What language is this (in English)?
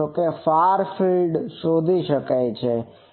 Gujarati